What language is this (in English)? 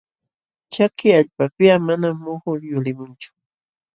Jauja Wanca Quechua